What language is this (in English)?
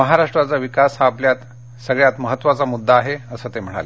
Marathi